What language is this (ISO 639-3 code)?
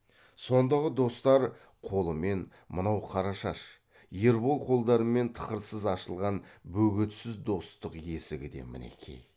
kaz